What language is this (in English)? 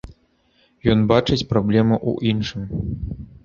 Belarusian